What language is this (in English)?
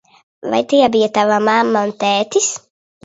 Latvian